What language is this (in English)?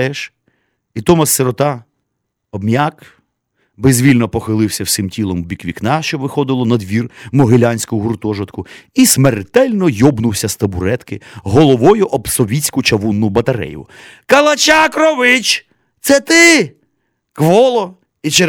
Ukrainian